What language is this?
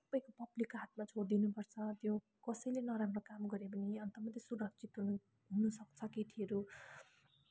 Nepali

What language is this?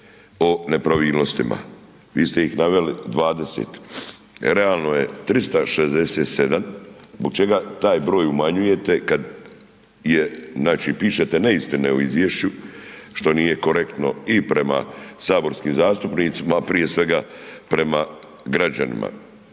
Croatian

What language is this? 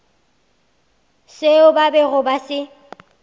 Northern Sotho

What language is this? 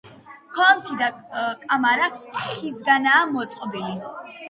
Georgian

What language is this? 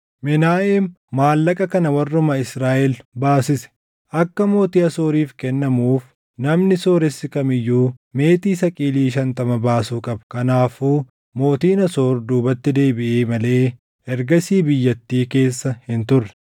Oromo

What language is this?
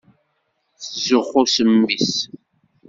Kabyle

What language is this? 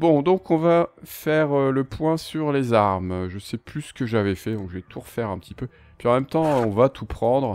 French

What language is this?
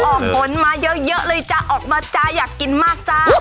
Thai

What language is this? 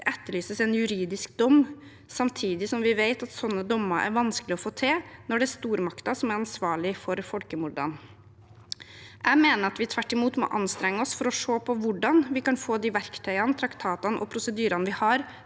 Norwegian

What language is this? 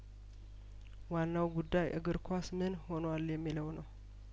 Amharic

